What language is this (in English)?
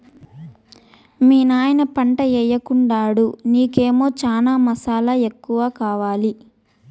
Telugu